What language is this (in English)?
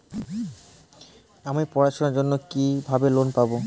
Bangla